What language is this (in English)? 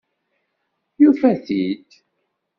Kabyle